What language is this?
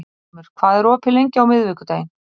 Icelandic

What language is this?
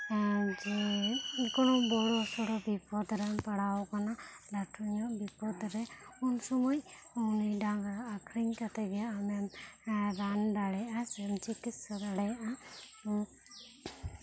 Santali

